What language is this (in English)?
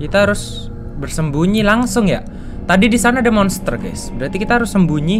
Indonesian